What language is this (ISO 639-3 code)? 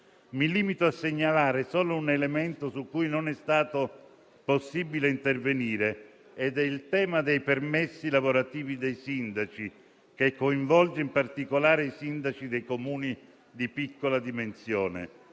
ita